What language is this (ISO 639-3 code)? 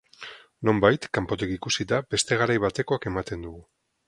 eus